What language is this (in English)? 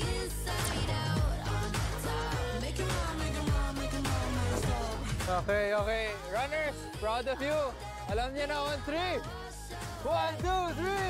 Filipino